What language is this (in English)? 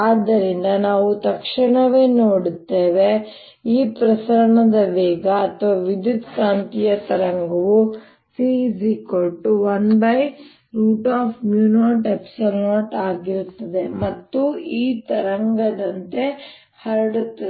Kannada